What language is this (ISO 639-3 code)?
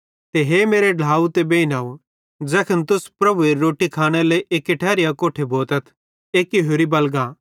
bhd